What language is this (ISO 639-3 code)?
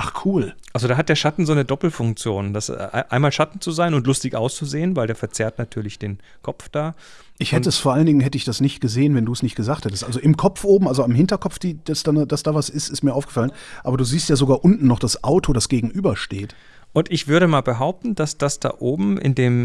deu